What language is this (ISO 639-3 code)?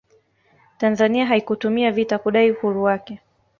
swa